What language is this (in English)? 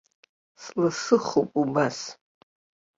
Abkhazian